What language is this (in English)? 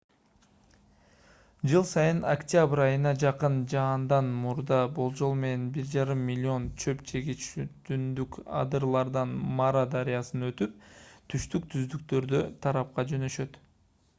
Kyrgyz